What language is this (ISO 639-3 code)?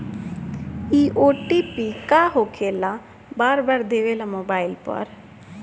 bho